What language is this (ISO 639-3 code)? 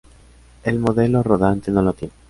spa